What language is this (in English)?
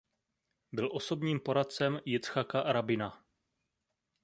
Czech